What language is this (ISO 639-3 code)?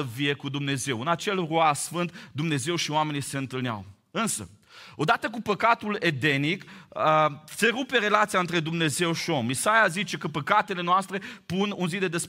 ron